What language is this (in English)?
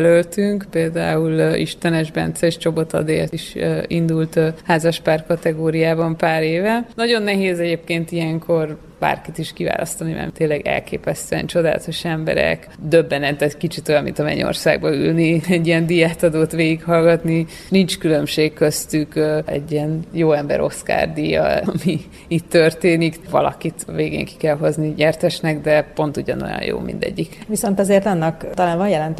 Hungarian